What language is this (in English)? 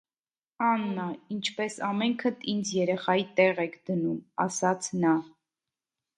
Armenian